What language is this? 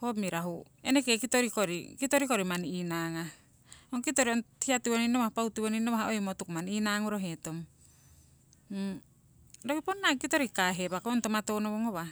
Siwai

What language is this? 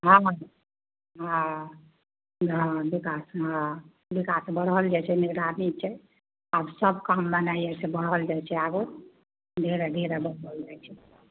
Maithili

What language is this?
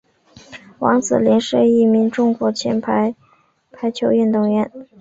Chinese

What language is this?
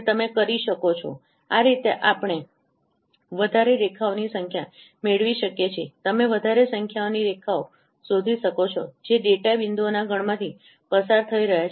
Gujarati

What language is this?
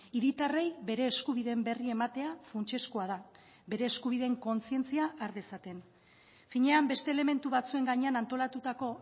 Basque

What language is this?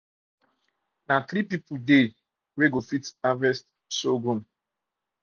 Nigerian Pidgin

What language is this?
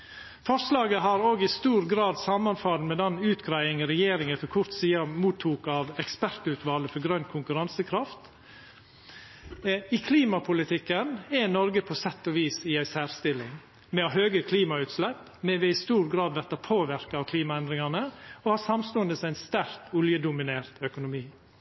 Norwegian Nynorsk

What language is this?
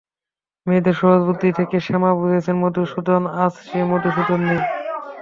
Bangla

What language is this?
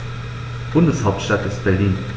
German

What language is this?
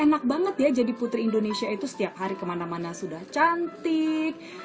Indonesian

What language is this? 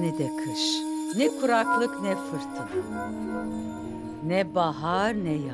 Turkish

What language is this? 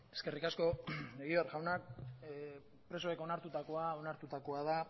Basque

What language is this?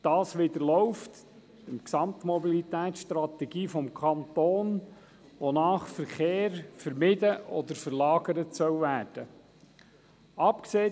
Swiss German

